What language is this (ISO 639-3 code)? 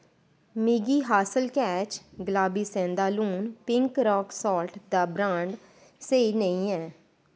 doi